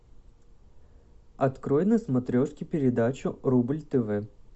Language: Russian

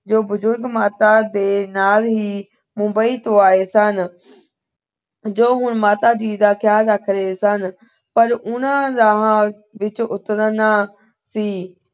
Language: Punjabi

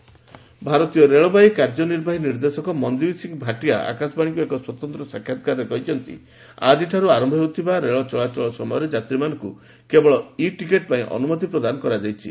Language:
Odia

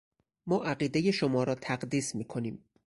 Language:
Persian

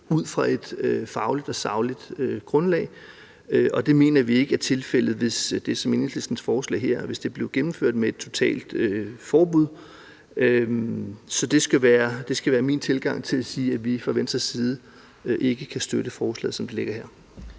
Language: Danish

